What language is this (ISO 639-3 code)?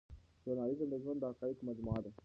pus